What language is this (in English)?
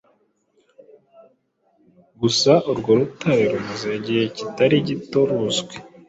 Kinyarwanda